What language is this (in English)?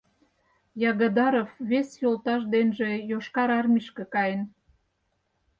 Mari